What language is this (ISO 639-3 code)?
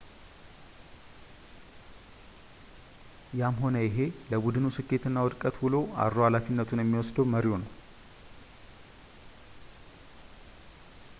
amh